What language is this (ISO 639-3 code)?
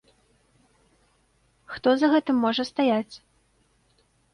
bel